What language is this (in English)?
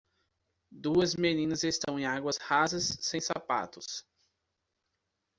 Portuguese